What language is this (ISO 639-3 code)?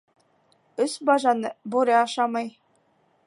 bak